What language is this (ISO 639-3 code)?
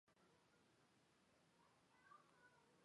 zho